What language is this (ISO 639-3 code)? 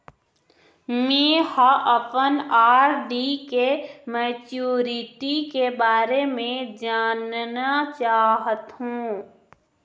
hne